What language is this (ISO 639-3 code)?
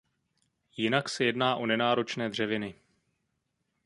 ces